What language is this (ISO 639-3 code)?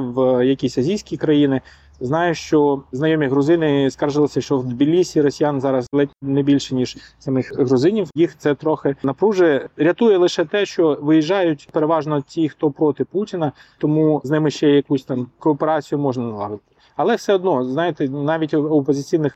ukr